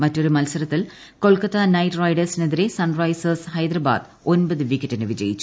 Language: Malayalam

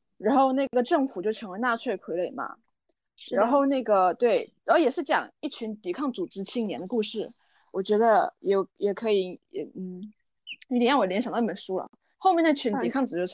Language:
Chinese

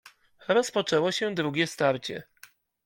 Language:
Polish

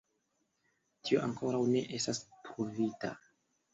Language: Esperanto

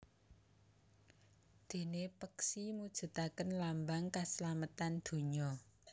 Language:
Javanese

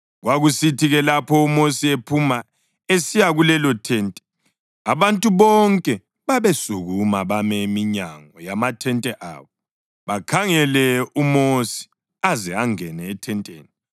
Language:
North Ndebele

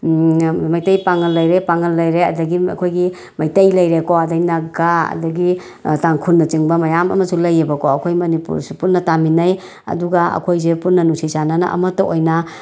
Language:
Manipuri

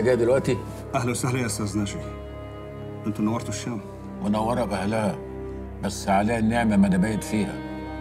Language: Arabic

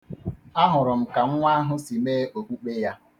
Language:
Igbo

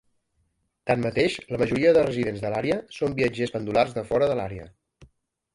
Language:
Catalan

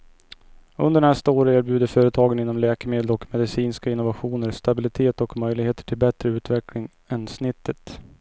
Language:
Swedish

